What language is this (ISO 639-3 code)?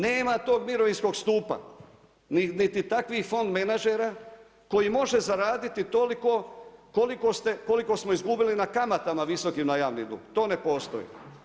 hrv